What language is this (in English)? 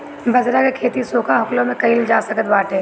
Bhojpuri